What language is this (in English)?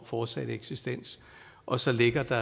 Danish